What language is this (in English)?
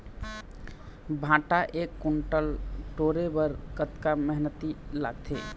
Chhattisgarhi